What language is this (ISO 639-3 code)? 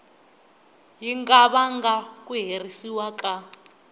tso